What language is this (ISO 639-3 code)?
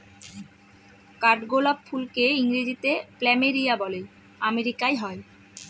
ben